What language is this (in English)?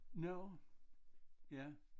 Danish